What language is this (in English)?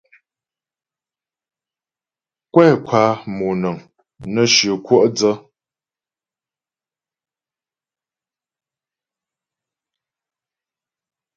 Ghomala